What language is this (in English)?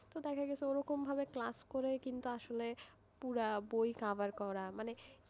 Bangla